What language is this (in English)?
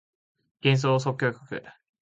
Japanese